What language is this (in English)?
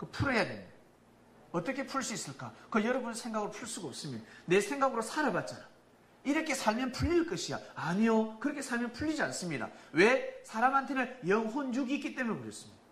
Korean